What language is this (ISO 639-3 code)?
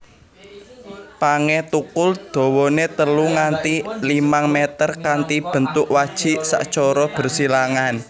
jav